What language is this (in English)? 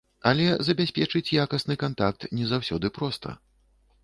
Belarusian